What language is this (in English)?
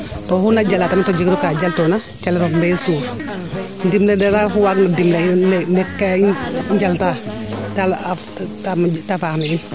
Serer